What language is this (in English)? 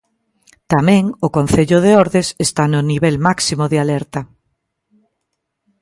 Galician